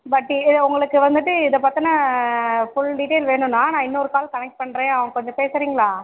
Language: Tamil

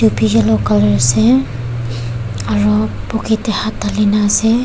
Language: Naga Pidgin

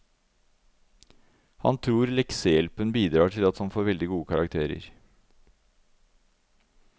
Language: Norwegian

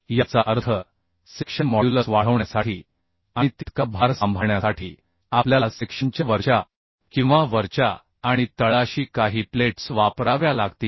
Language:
Marathi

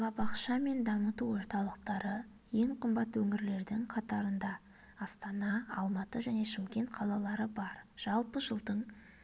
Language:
Kazakh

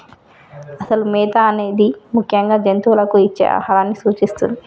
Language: Telugu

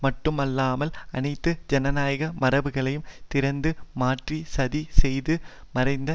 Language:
Tamil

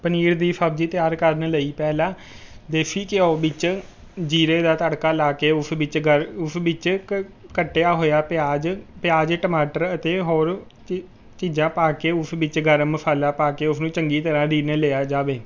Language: Punjabi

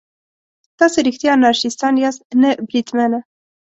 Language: Pashto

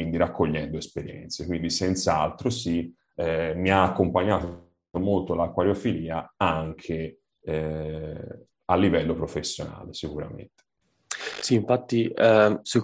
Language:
Italian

